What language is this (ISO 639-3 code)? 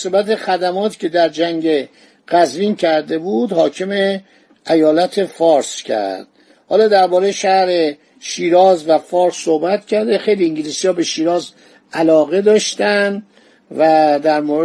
fas